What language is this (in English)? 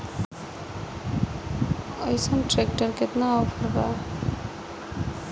Bhojpuri